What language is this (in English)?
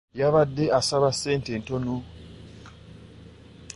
Ganda